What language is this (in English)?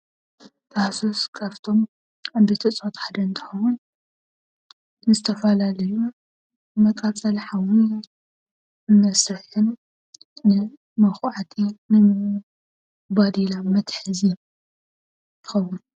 Tigrinya